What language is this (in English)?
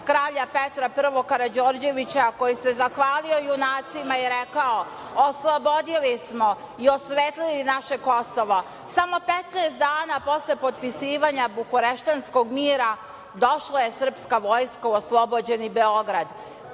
Serbian